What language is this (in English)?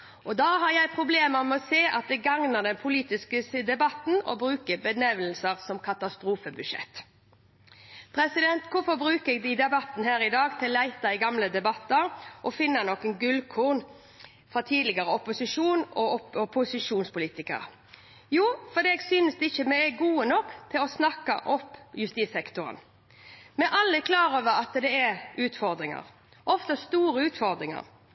Norwegian Bokmål